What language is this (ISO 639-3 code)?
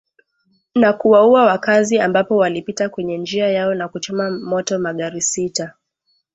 swa